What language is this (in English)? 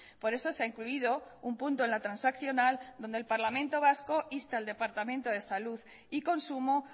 Spanish